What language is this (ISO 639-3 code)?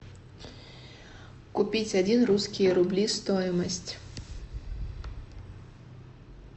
rus